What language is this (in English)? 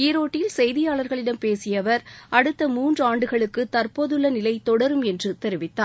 Tamil